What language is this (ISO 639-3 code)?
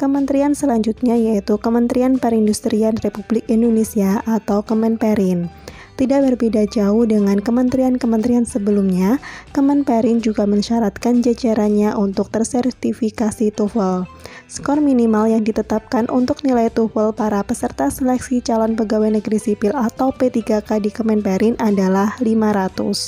ind